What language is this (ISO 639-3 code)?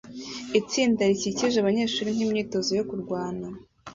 kin